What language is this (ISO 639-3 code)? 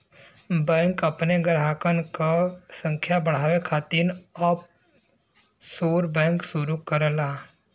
bho